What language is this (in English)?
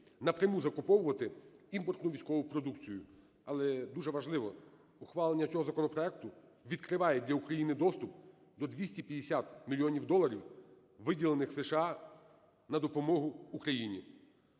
Ukrainian